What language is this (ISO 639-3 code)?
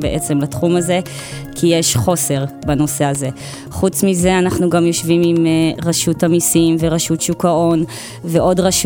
heb